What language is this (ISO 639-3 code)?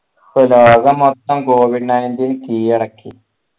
mal